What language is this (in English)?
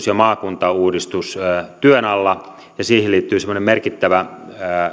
Finnish